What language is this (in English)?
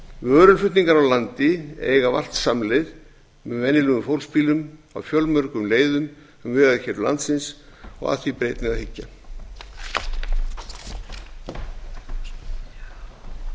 Icelandic